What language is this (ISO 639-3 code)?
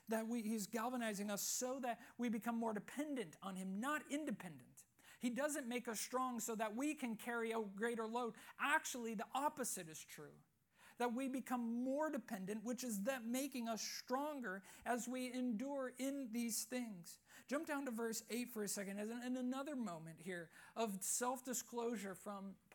eng